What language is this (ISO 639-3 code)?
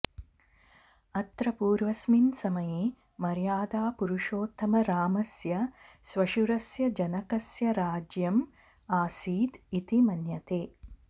san